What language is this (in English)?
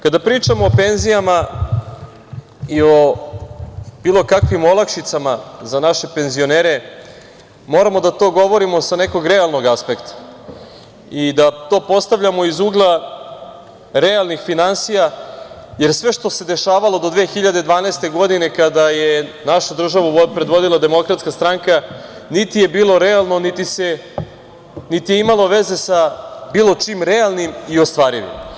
Serbian